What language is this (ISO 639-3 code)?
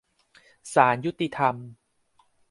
tha